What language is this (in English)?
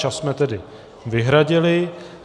Czech